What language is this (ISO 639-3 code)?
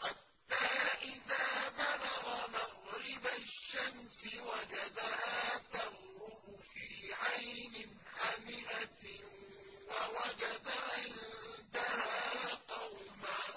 ara